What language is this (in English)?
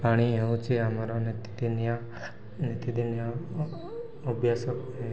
Odia